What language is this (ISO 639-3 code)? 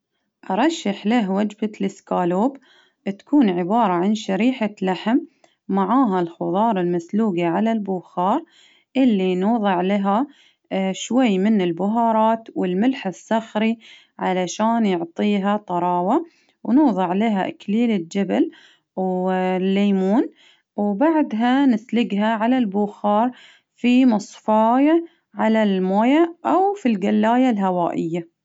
abv